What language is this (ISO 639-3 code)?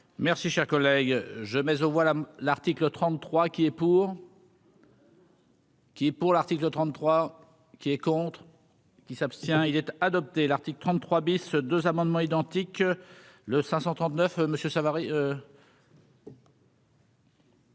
fra